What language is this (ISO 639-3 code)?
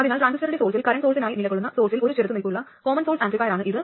mal